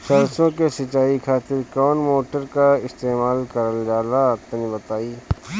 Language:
Bhojpuri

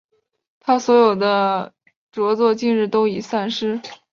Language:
Chinese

